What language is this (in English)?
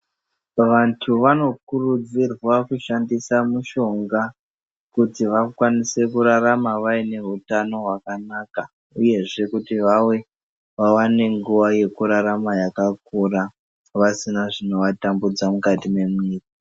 Ndau